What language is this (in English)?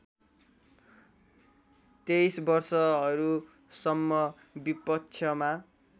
Nepali